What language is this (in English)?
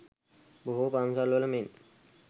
Sinhala